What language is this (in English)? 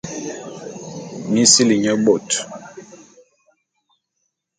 Bulu